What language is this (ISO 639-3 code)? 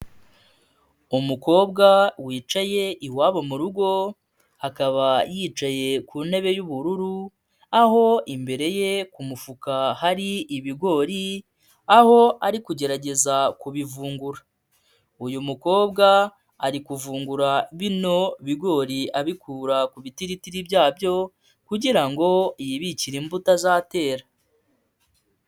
kin